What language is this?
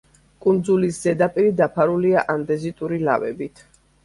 Georgian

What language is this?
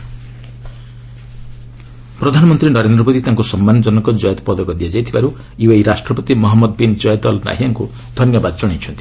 Odia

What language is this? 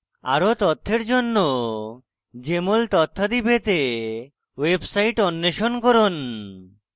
Bangla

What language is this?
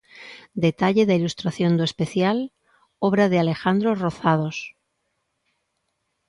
Galician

